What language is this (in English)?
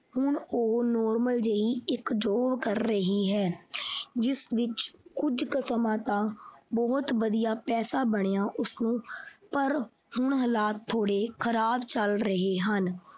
Punjabi